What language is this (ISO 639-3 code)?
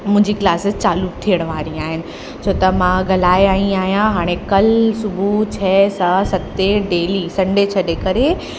snd